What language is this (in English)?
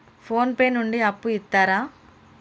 Telugu